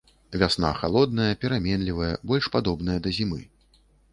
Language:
Belarusian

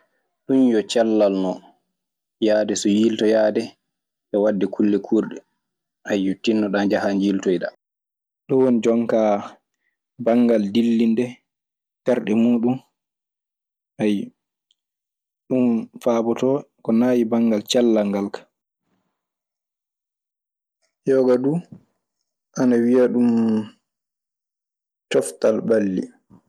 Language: Maasina Fulfulde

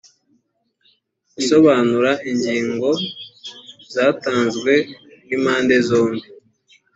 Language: Kinyarwanda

